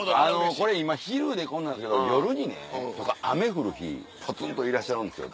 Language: Japanese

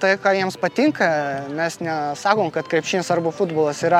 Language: Lithuanian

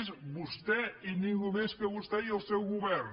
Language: Catalan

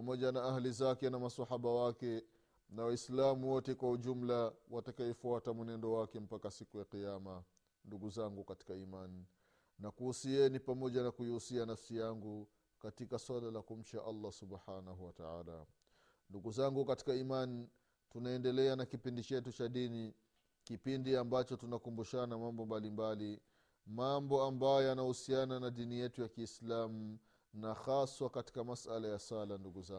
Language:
Swahili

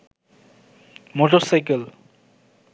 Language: Bangla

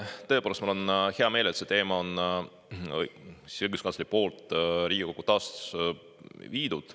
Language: Estonian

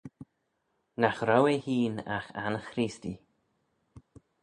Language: Manx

